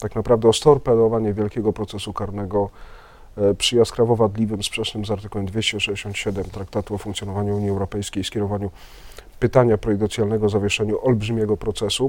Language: Polish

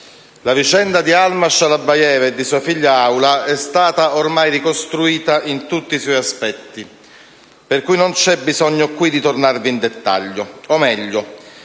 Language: Italian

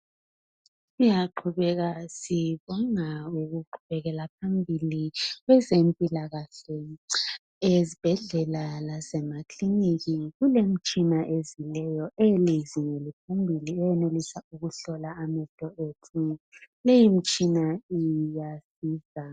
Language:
North Ndebele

